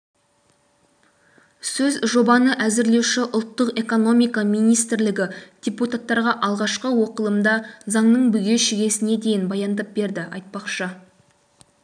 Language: Kazakh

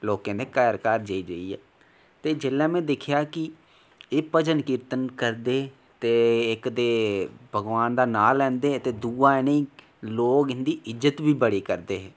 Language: Dogri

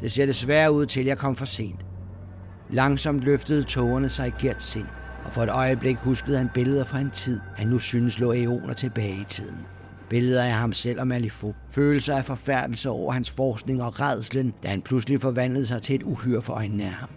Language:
Danish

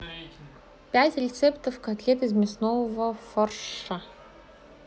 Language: Russian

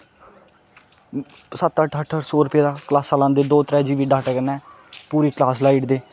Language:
Dogri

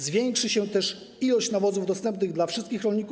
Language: Polish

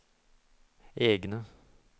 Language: Norwegian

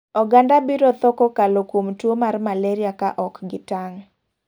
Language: Luo (Kenya and Tanzania)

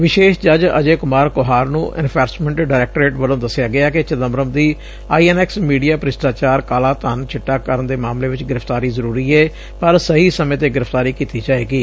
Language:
Punjabi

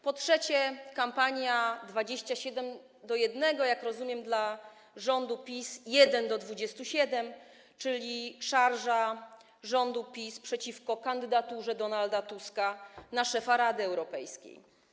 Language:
Polish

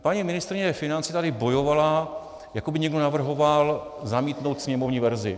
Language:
Czech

